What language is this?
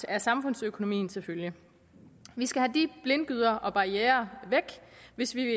Danish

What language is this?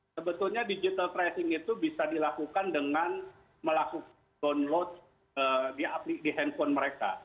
Indonesian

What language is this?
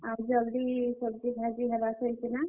Odia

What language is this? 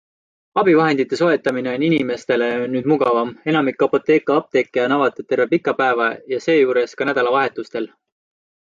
Estonian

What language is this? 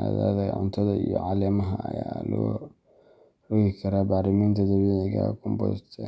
Somali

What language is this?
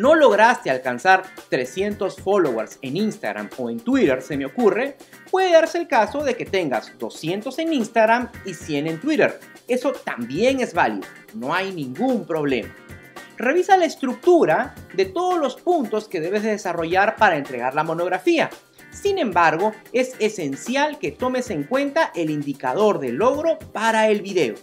Spanish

